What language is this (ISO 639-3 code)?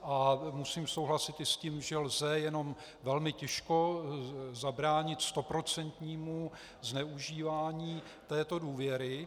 ces